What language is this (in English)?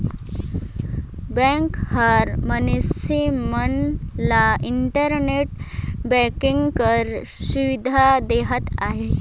Chhattisgarhi